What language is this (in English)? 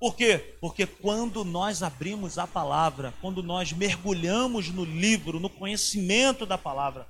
Portuguese